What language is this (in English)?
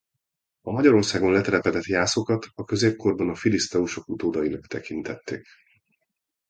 Hungarian